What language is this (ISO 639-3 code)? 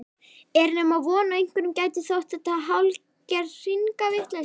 isl